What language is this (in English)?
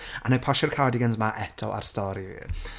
Welsh